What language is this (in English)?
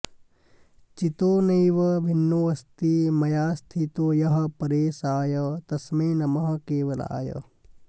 Sanskrit